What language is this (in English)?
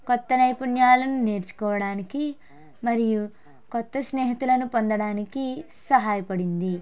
Telugu